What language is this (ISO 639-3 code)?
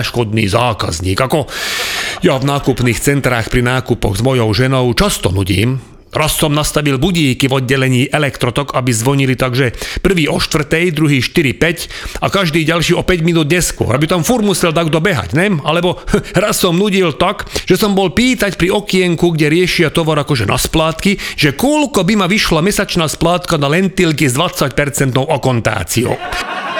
slk